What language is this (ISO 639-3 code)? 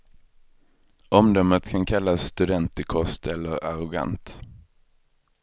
swe